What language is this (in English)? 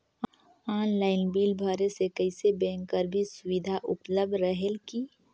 Chhattisgarhi